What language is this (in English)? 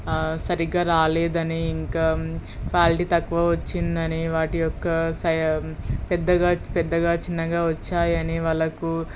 Telugu